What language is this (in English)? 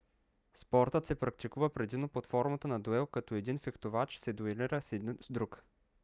Bulgarian